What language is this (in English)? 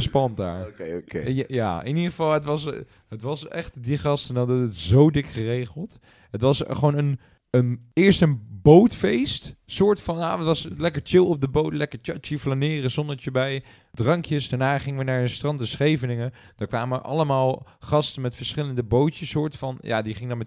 Dutch